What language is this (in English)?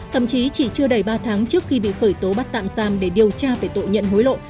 Vietnamese